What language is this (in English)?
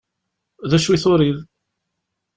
Kabyle